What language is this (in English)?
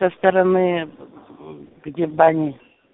Russian